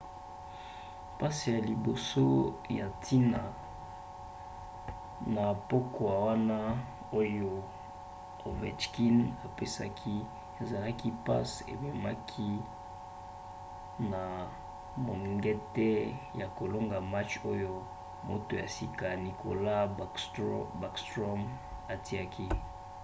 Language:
Lingala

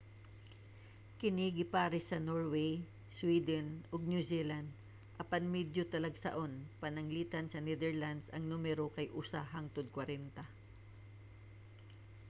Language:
Cebuano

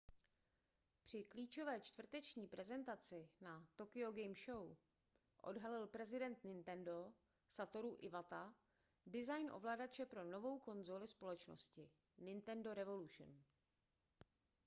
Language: Czech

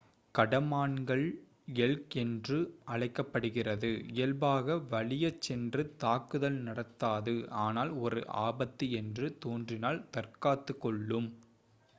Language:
Tamil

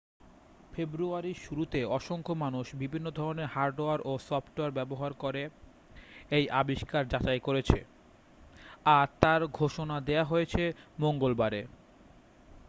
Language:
Bangla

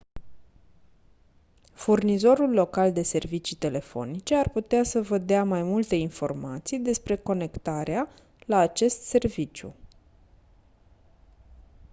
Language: Romanian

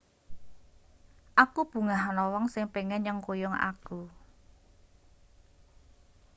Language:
Javanese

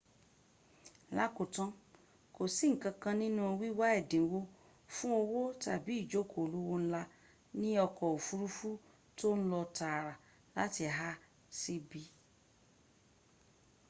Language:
Yoruba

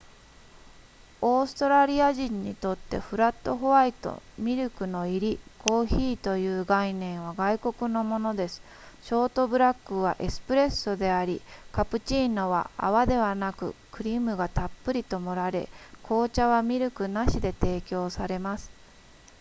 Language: Japanese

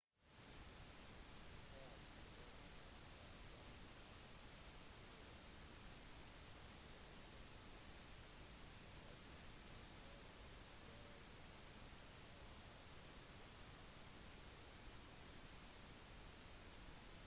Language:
Norwegian Bokmål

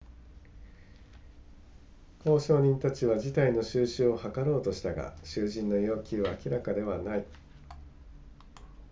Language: Japanese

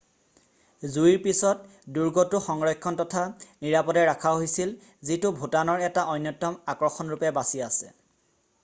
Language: Assamese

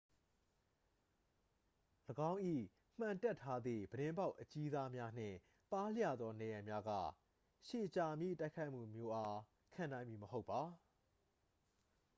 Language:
Burmese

